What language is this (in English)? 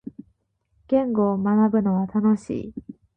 Japanese